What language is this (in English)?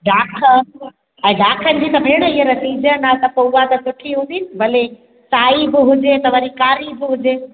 Sindhi